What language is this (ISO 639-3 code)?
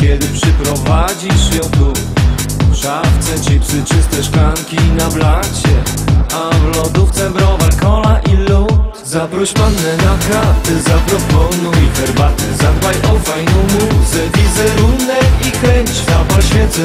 pol